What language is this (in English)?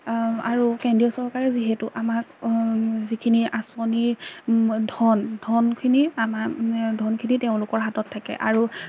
Assamese